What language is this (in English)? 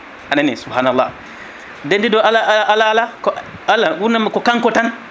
Fula